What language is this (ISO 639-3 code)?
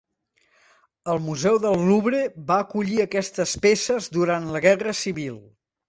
cat